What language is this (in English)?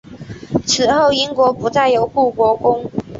Chinese